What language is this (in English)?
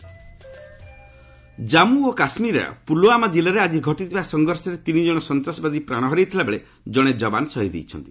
Odia